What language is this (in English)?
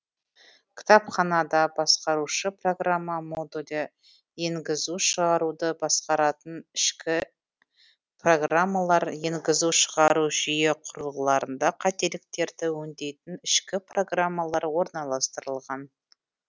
Kazakh